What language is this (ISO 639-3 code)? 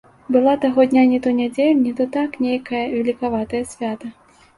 bel